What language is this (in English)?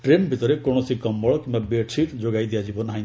Odia